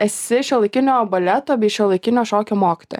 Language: Lithuanian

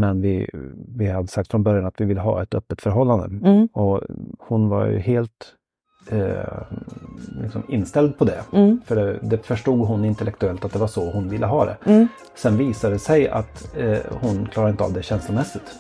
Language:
Swedish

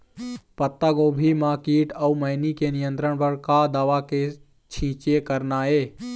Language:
Chhattisgarhi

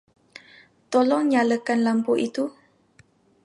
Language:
Malay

